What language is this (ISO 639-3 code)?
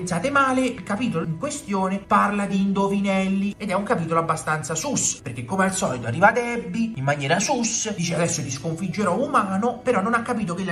ita